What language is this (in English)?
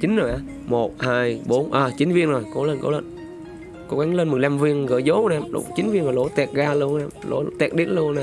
Vietnamese